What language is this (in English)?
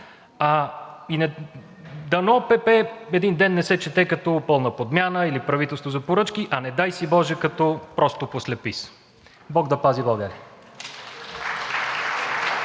Bulgarian